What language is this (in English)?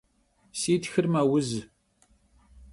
Kabardian